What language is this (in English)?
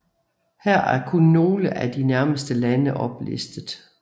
Danish